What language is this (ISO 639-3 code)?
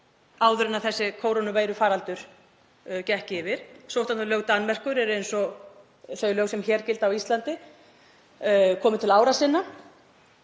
isl